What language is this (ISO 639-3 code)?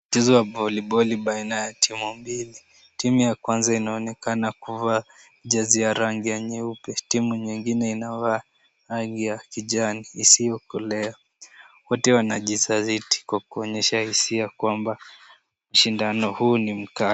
swa